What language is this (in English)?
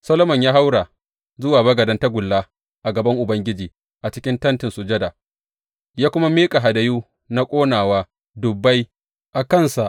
Hausa